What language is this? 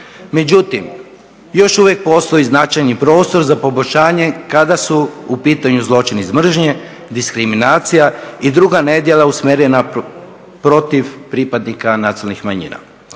Croatian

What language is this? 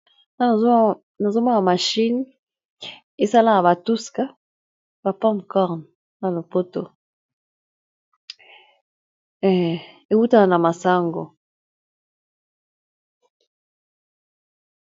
Lingala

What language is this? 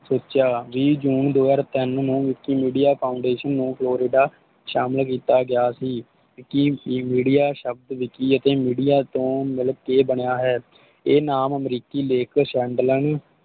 Punjabi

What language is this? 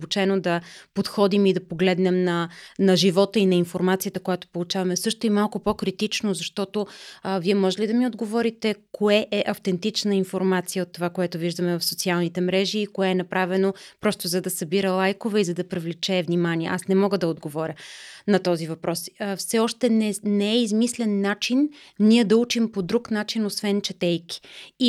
Bulgarian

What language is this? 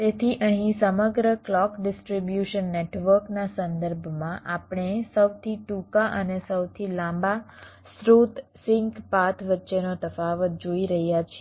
Gujarati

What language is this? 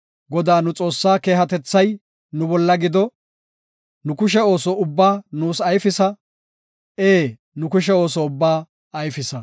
Gofa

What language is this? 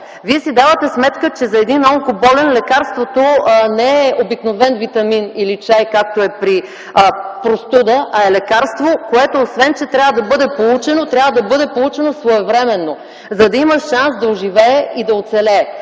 Bulgarian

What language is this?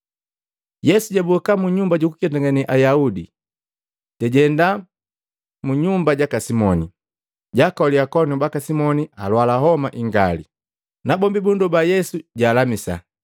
Matengo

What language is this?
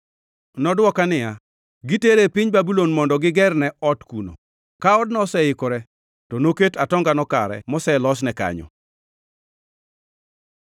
Luo (Kenya and Tanzania)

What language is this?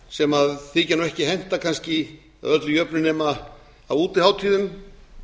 Icelandic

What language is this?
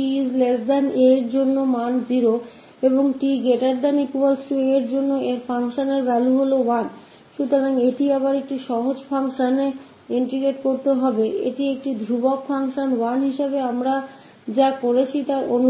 Hindi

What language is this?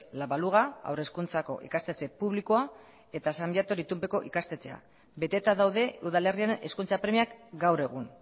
Basque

